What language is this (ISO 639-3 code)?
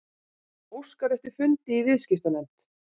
isl